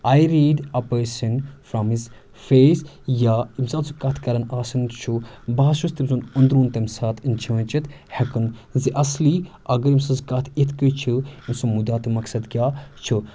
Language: Kashmiri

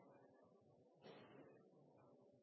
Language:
Norwegian Nynorsk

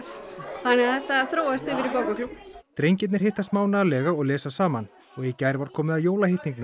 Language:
Icelandic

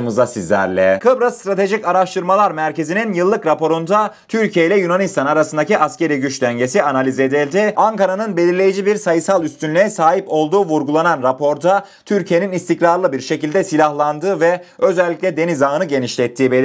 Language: Turkish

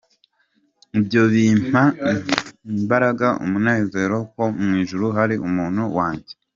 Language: Kinyarwanda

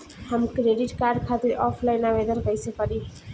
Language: Bhojpuri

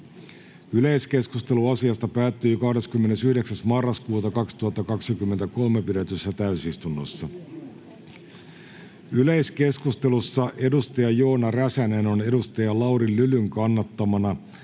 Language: Finnish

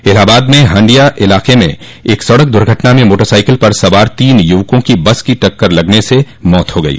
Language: Hindi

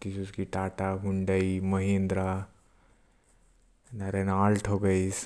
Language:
Korwa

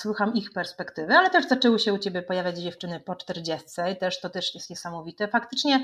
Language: Polish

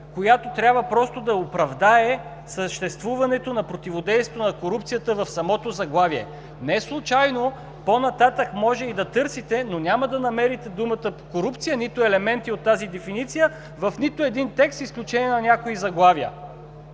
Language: Bulgarian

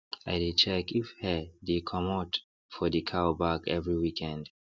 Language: Nigerian Pidgin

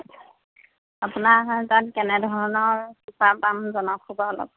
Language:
Assamese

